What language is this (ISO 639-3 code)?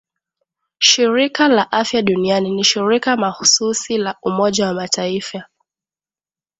swa